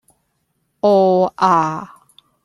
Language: Cantonese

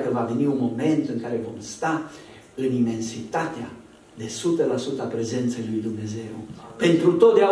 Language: Romanian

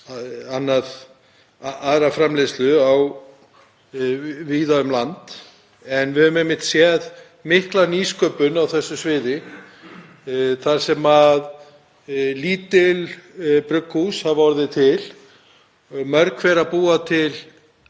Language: Icelandic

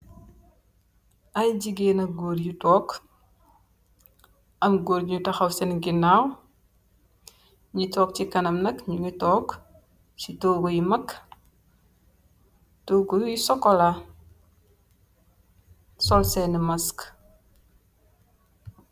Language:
Wolof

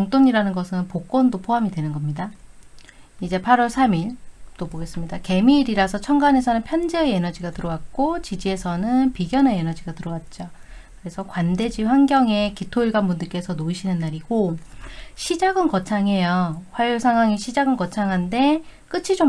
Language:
Korean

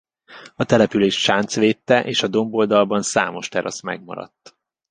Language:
Hungarian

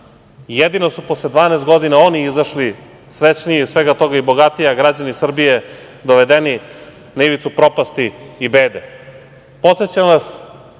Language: Serbian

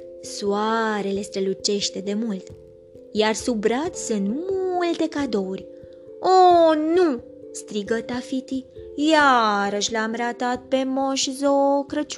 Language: Romanian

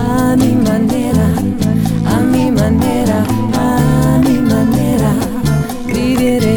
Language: Ukrainian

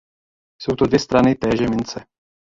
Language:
Czech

